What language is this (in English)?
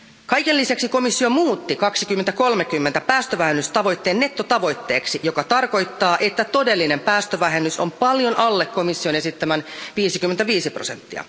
Finnish